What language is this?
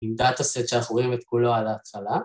Hebrew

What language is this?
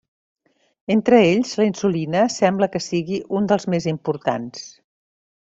Catalan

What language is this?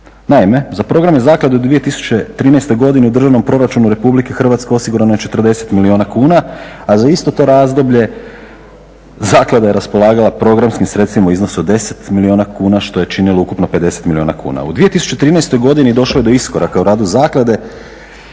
Croatian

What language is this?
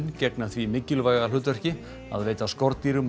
Icelandic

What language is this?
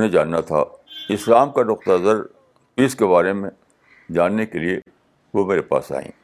Urdu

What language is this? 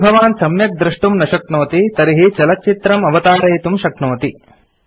Sanskrit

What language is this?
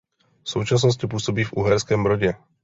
Czech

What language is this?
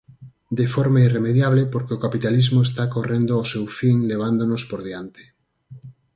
Galician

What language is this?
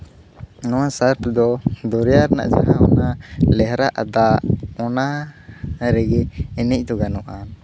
Santali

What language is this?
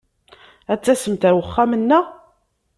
Kabyle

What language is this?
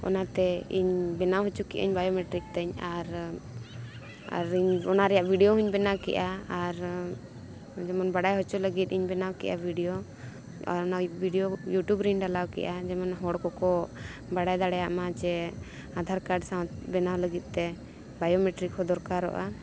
Santali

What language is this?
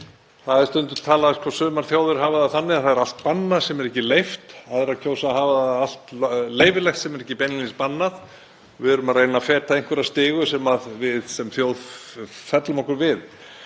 Icelandic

